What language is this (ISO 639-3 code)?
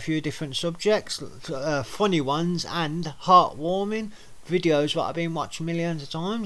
eng